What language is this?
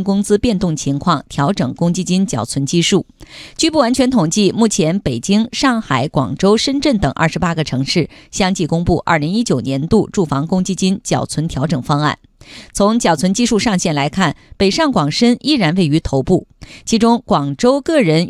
Chinese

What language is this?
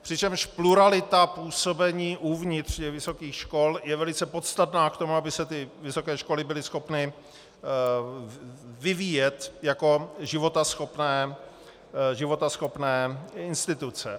Czech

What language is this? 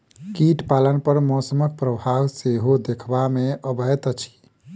Maithili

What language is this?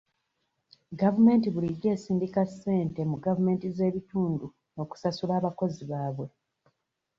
Ganda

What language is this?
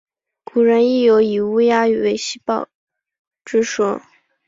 Chinese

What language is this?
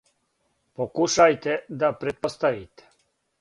Serbian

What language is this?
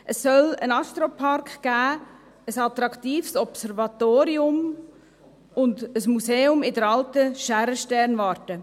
Swiss German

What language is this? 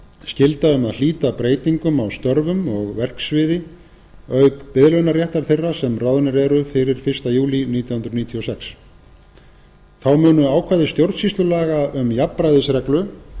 Icelandic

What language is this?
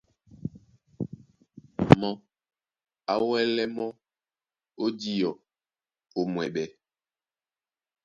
Duala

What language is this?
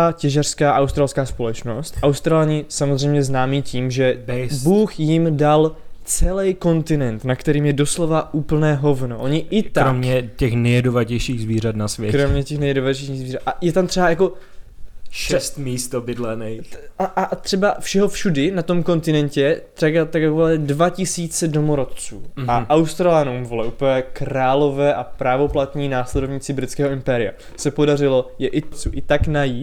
Czech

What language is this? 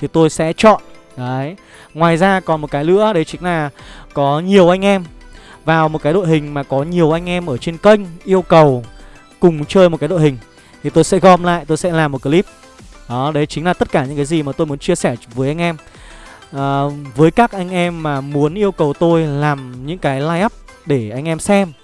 Vietnamese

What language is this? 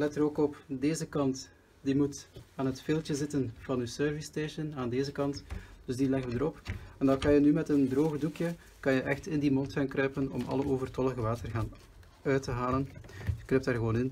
Dutch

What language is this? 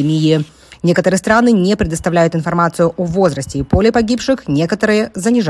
Russian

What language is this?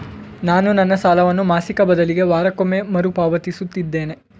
Kannada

